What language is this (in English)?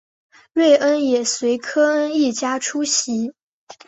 Chinese